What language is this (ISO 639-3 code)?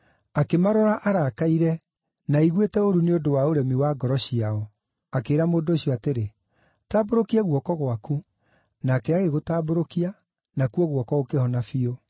kik